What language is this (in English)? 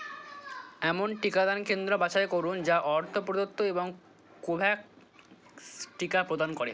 Bangla